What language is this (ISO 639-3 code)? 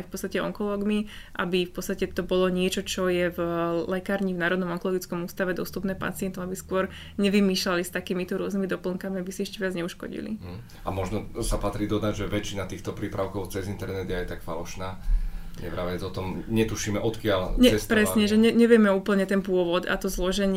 slk